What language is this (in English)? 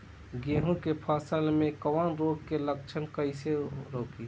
Bhojpuri